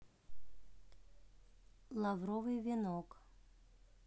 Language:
Russian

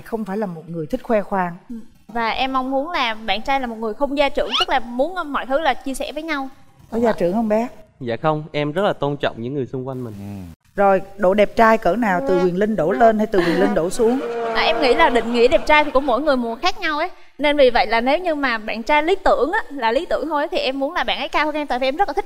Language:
Vietnamese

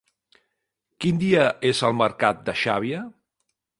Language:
Catalan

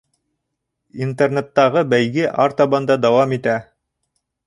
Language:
Bashkir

